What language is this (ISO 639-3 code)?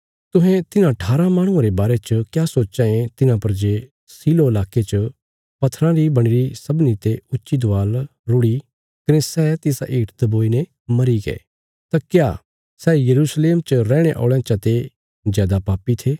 kfs